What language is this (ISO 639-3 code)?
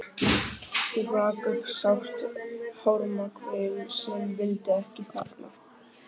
isl